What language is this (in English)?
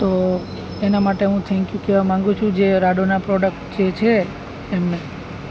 Gujarati